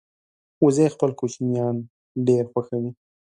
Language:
Pashto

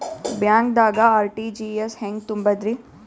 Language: Kannada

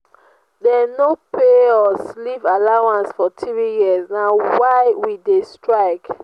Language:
Nigerian Pidgin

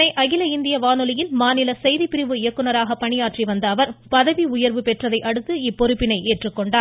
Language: Tamil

